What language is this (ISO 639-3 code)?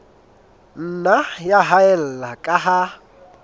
sot